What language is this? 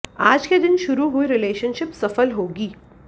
Hindi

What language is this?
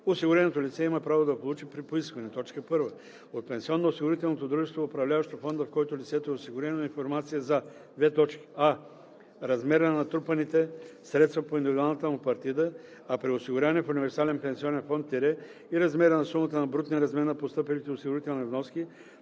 Bulgarian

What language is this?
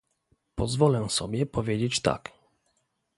Polish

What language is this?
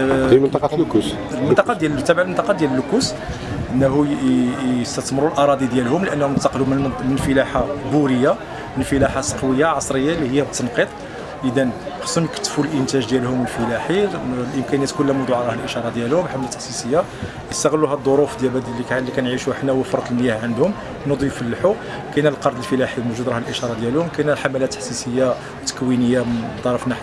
Arabic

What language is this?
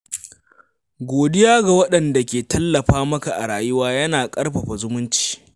Hausa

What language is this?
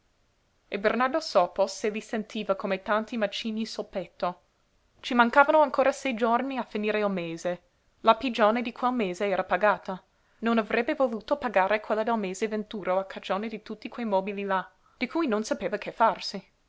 Italian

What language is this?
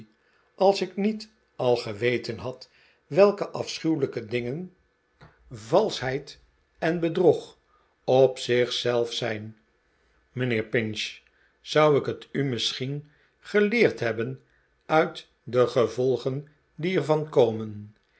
Dutch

